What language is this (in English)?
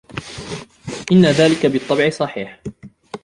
Arabic